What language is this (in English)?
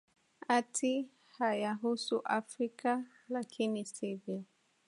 Swahili